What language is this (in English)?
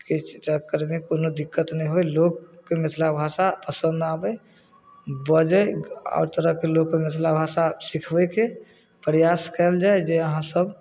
Maithili